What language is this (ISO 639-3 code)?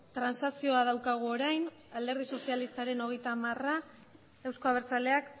eus